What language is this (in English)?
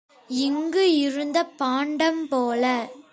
Tamil